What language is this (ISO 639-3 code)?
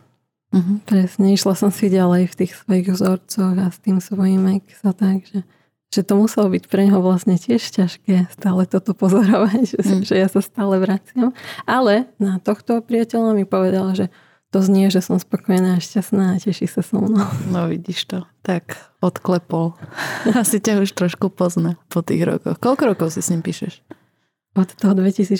slk